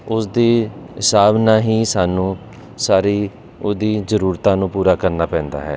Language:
Punjabi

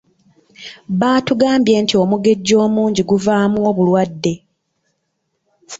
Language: Ganda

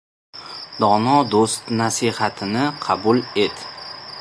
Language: Uzbek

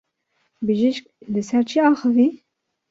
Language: Kurdish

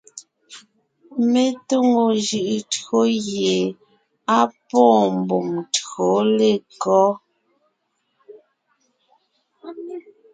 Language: Ngiemboon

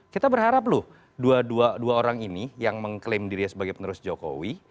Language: Indonesian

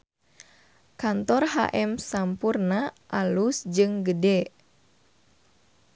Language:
Sundanese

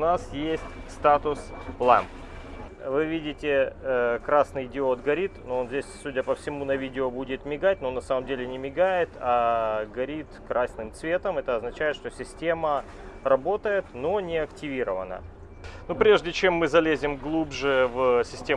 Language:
Russian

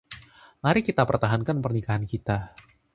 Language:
Indonesian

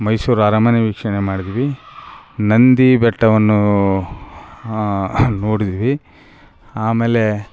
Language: Kannada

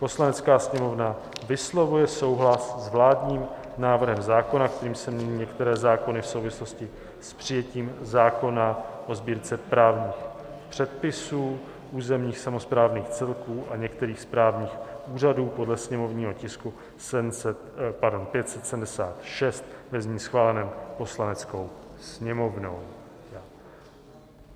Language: Czech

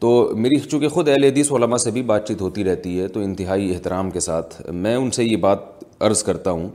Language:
Urdu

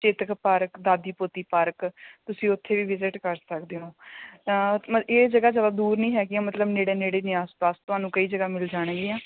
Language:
Punjabi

